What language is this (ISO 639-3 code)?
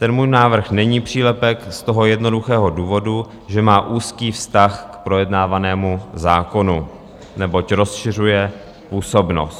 ces